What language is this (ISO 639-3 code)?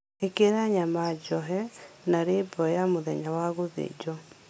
kik